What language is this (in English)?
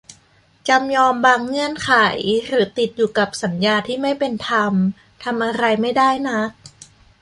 Thai